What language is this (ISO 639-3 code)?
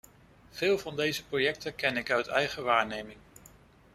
nld